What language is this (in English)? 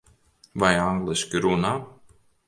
Latvian